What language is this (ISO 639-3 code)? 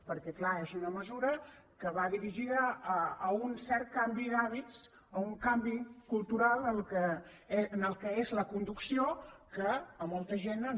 cat